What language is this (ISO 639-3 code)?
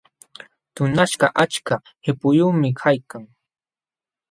qxw